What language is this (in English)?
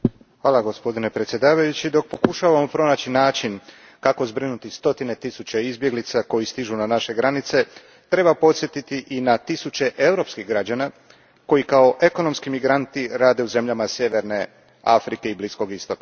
Croatian